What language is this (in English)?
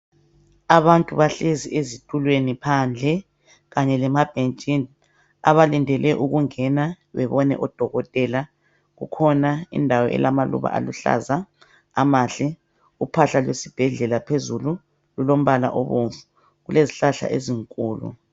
North Ndebele